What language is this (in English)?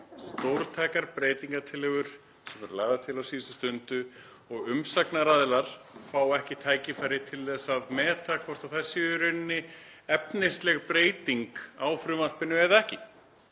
Icelandic